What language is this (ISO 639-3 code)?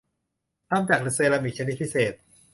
tha